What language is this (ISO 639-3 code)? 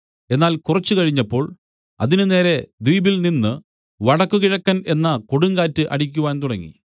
mal